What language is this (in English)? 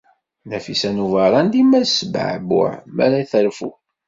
Kabyle